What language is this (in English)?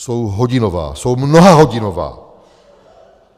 Czech